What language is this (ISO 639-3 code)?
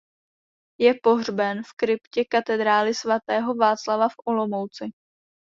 ces